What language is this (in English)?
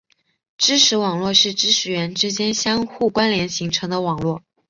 Chinese